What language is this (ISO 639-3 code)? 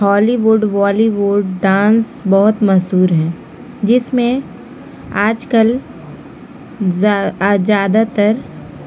urd